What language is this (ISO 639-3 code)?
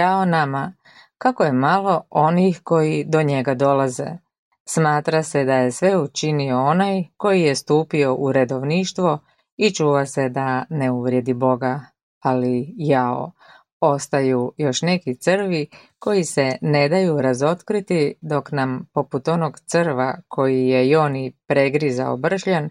hrv